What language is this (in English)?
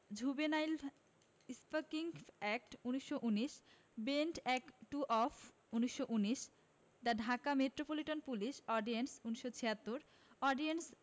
Bangla